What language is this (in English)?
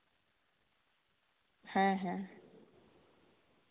Santali